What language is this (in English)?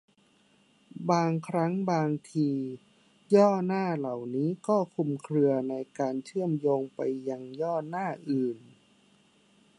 Thai